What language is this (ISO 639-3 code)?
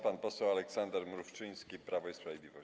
pol